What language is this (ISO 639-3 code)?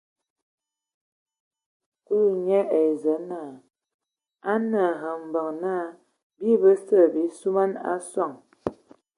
ewo